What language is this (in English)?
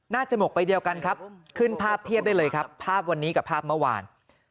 Thai